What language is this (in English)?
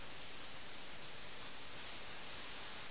Malayalam